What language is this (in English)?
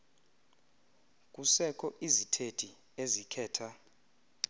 Xhosa